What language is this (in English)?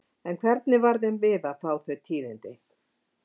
Icelandic